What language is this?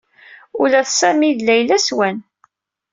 Kabyle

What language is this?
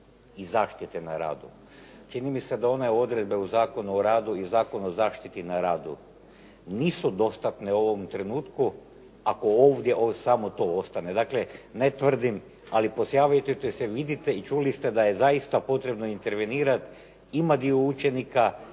Croatian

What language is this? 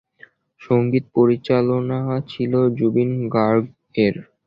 Bangla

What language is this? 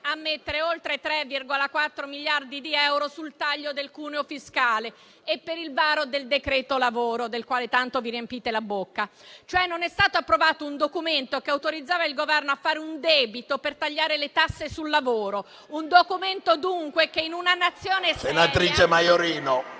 Italian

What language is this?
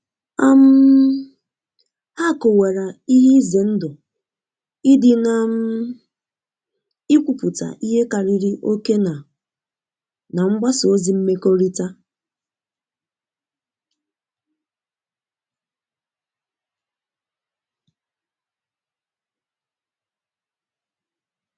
Igbo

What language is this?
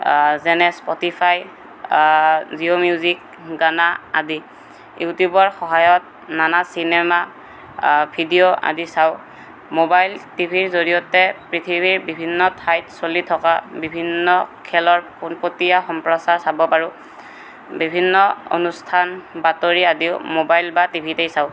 Assamese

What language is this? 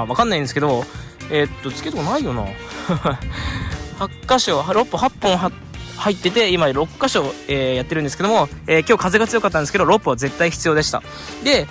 Japanese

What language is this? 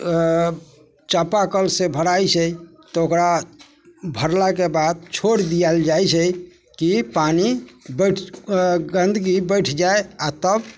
Maithili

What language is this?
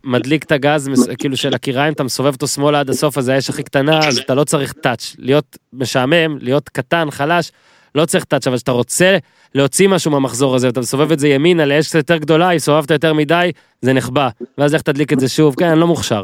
Hebrew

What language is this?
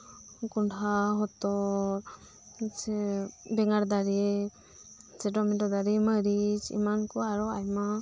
Santali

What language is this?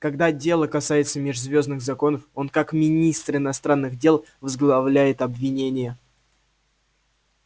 Russian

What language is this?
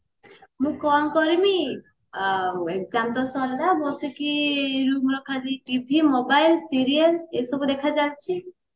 Odia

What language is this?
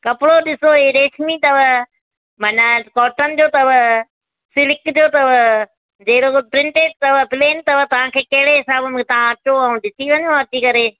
Sindhi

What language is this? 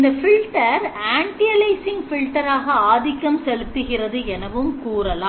Tamil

